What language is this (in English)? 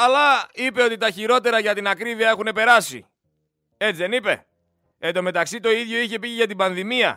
Greek